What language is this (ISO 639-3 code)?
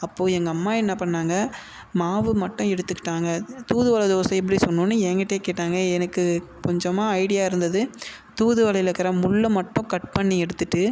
tam